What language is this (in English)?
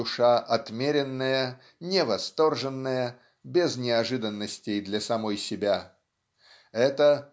Russian